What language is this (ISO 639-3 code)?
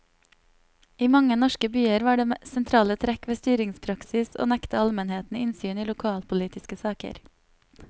nor